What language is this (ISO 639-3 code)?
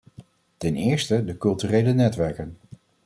nld